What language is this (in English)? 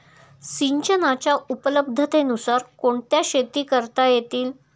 Marathi